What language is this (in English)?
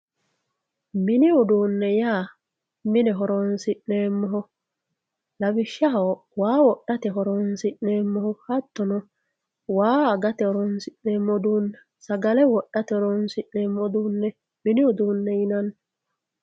Sidamo